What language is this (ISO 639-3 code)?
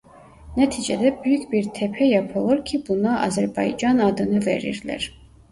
tur